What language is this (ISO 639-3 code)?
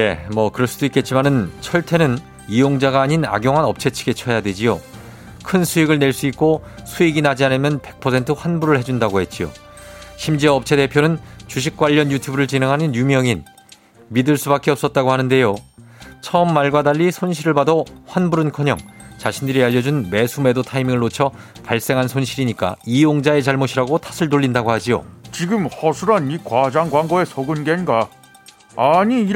kor